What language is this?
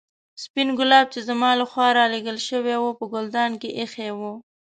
Pashto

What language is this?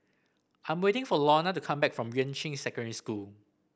English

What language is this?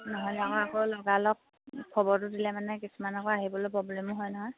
Assamese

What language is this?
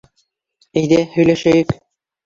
Bashkir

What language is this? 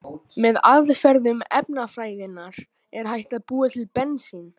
Icelandic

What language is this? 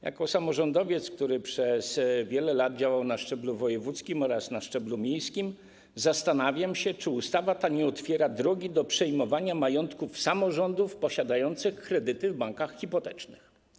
Polish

